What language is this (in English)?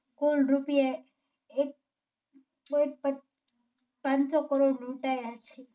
Gujarati